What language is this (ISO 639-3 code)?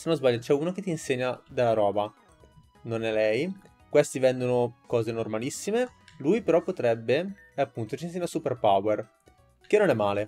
ita